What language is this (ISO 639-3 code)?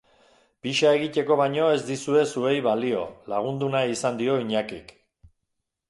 eus